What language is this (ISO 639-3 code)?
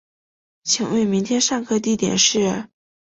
zho